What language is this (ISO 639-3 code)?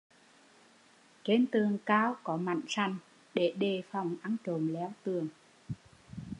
vie